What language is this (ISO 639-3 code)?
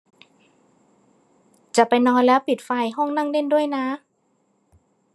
tha